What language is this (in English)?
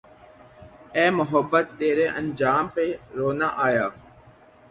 Urdu